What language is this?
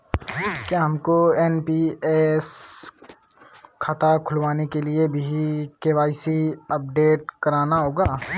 Hindi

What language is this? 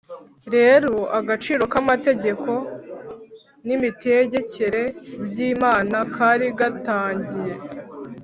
Kinyarwanda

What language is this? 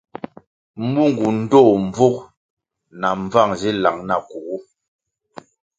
Kwasio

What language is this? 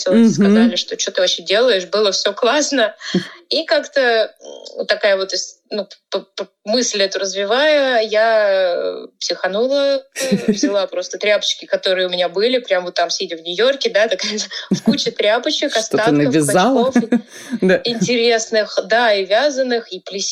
Russian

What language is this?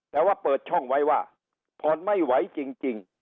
Thai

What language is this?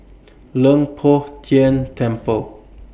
English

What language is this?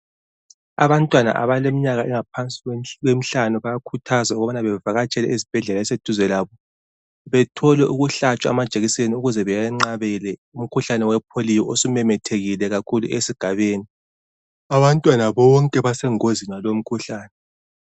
North Ndebele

